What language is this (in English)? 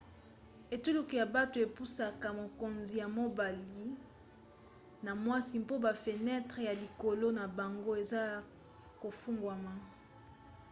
Lingala